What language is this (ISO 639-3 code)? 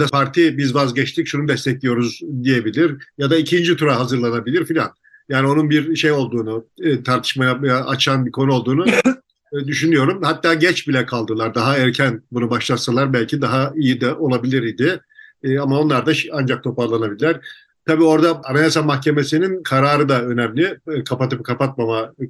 tur